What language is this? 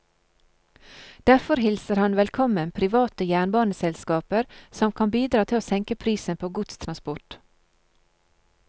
Norwegian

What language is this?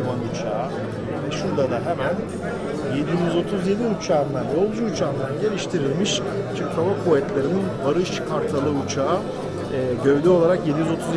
Turkish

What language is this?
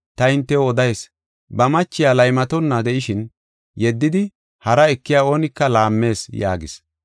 Gofa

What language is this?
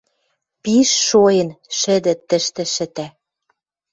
Western Mari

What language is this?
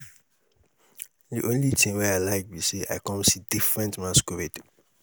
Nigerian Pidgin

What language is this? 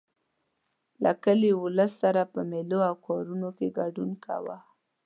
Pashto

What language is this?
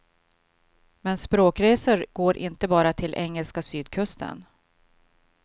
Swedish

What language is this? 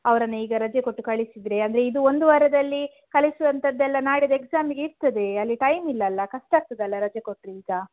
Kannada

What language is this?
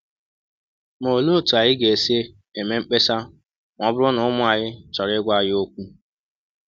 Igbo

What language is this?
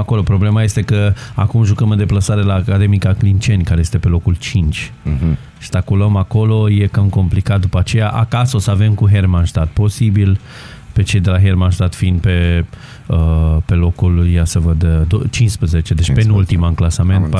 Romanian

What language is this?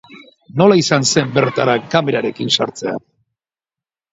Basque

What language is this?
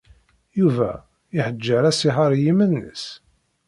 Kabyle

